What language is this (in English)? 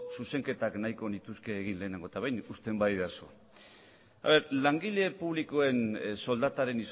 Basque